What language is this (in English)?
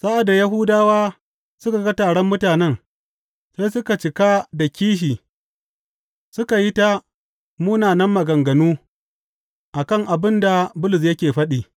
Hausa